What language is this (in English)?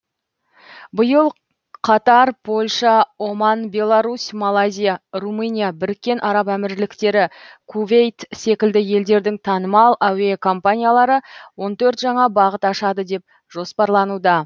Kazakh